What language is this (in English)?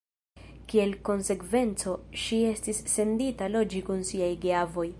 Esperanto